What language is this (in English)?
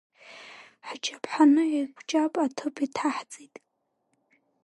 Abkhazian